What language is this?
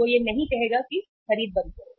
Hindi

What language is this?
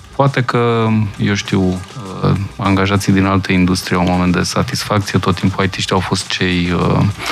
Romanian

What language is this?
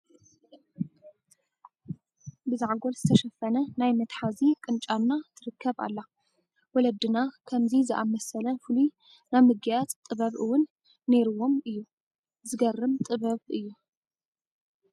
Tigrinya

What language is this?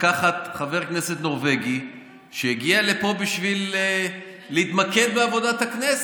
Hebrew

